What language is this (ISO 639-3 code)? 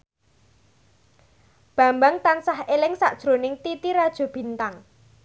jav